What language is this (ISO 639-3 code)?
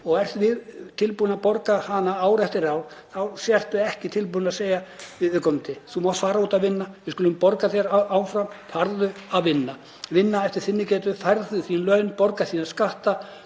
isl